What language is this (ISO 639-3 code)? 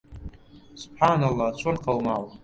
ckb